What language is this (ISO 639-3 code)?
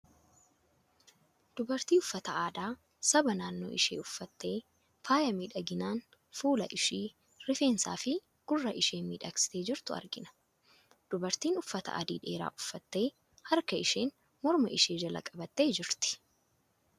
orm